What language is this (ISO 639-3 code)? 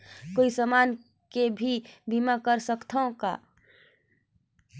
hne